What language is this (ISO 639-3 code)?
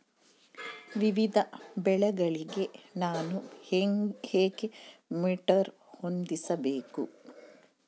kan